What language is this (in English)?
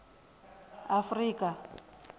Venda